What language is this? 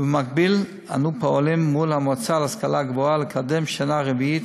Hebrew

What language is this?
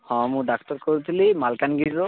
Odia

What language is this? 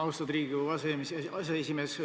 Estonian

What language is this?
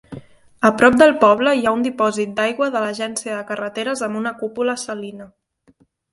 Catalan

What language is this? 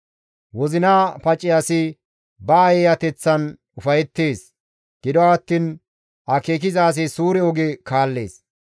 Gamo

